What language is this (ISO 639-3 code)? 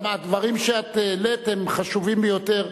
heb